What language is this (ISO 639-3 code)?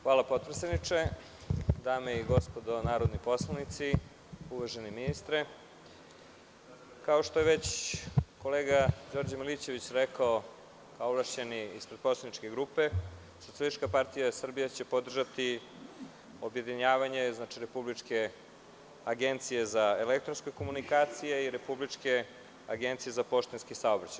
srp